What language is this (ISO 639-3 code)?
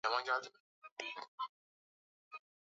swa